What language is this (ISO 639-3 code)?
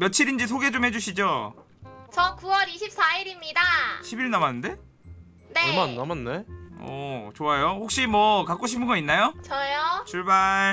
kor